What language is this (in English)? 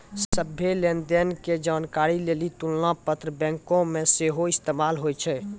Maithili